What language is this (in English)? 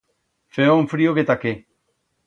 Aragonese